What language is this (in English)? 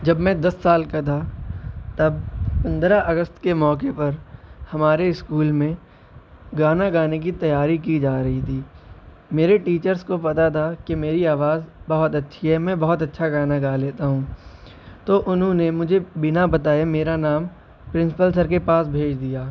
Urdu